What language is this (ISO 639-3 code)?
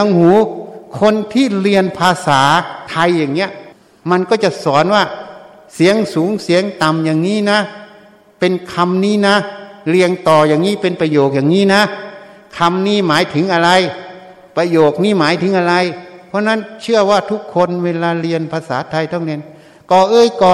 tha